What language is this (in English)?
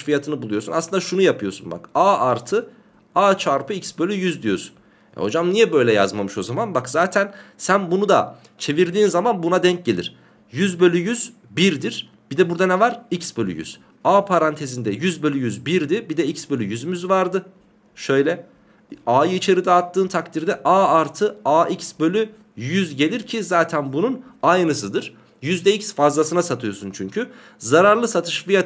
Turkish